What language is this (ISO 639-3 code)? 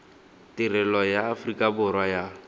tsn